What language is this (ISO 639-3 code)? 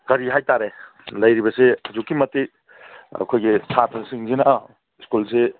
mni